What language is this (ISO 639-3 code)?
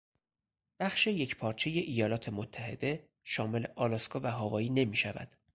fas